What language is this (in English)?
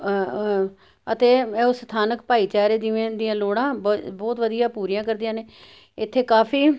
Punjabi